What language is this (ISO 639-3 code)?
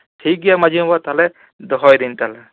sat